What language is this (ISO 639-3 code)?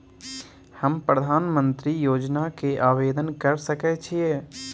mai